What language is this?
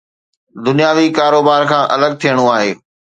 Sindhi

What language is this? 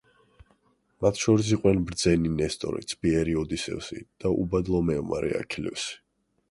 Georgian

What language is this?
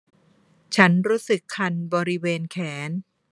Thai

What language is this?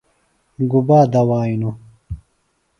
Phalura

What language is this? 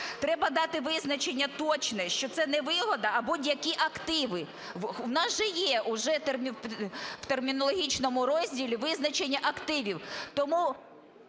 Ukrainian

